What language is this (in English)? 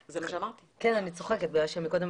Hebrew